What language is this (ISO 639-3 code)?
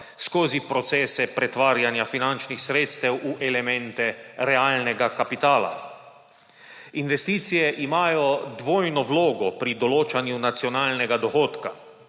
slv